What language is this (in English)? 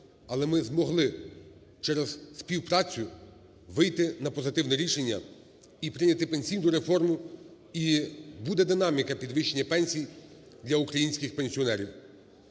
Ukrainian